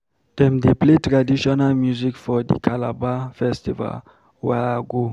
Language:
Nigerian Pidgin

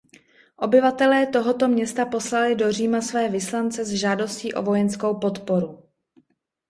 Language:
Czech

